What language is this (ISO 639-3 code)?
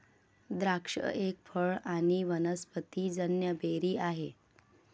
mar